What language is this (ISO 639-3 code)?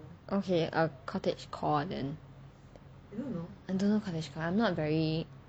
eng